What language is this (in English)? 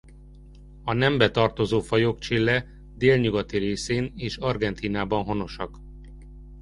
Hungarian